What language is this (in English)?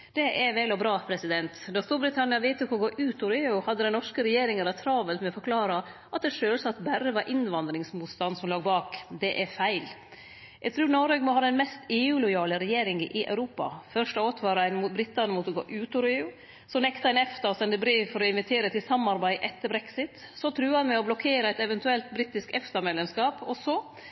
Norwegian Nynorsk